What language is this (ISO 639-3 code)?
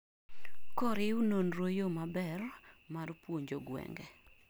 luo